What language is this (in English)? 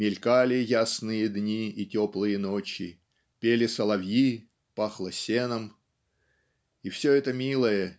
Russian